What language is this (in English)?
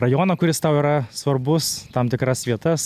Lithuanian